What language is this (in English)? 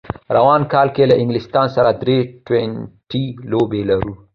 Pashto